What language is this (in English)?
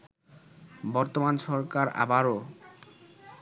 Bangla